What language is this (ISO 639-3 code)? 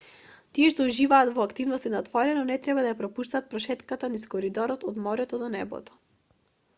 mkd